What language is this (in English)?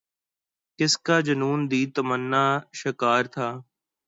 Urdu